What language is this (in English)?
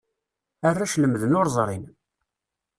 Kabyle